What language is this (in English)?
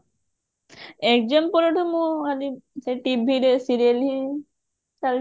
Odia